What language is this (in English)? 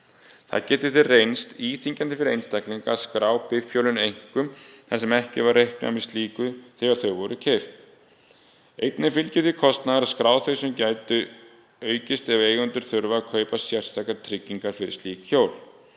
Icelandic